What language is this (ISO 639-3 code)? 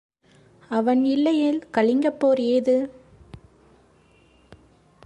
tam